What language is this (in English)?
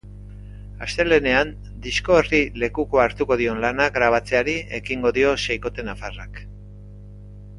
Basque